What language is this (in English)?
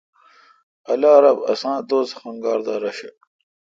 Kalkoti